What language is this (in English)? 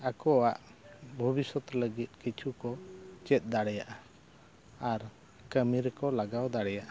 Santali